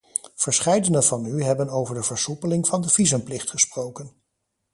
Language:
Dutch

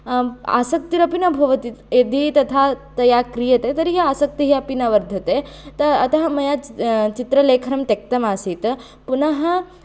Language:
Sanskrit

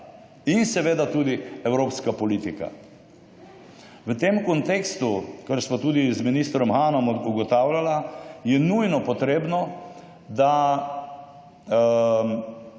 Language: Slovenian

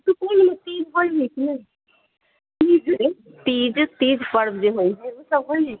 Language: Maithili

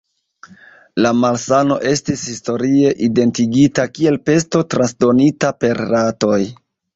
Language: Esperanto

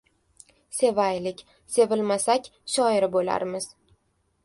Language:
Uzbek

